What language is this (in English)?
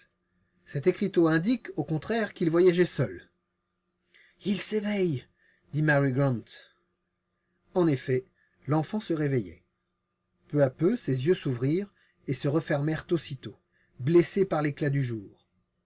French